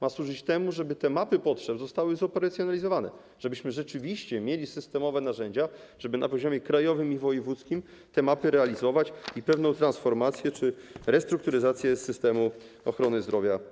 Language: Polish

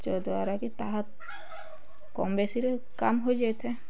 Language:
Odia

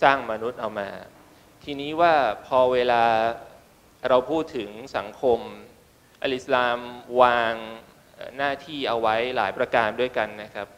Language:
Thai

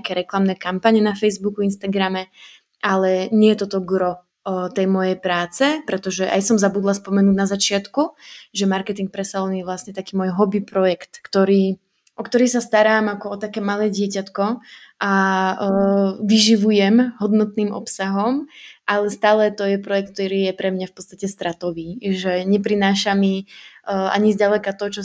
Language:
Slovak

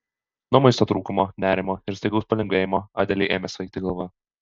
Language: Lithuanian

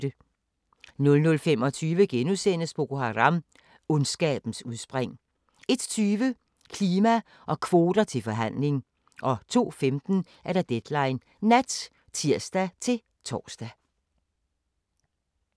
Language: Danish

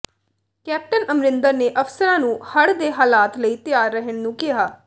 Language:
Punjabi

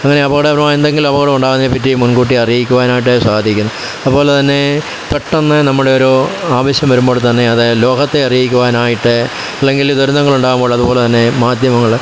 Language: Malayalam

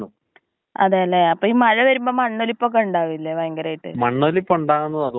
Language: Malayalam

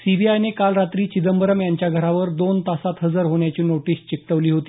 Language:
Marathi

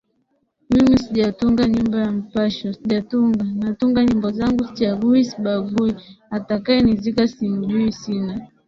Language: Swahili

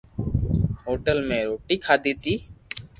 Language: Loarki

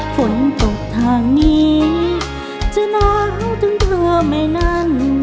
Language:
Thai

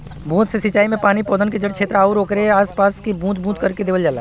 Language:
Bhojpuri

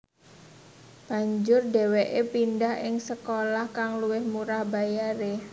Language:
Javanese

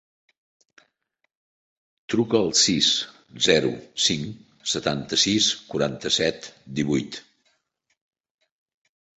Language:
Catalan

